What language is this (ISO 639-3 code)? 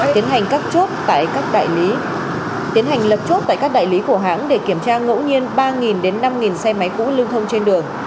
vie